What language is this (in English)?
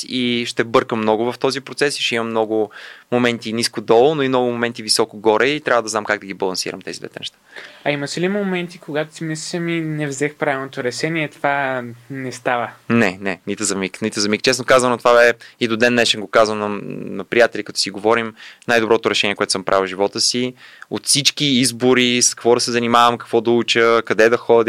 Bulgarian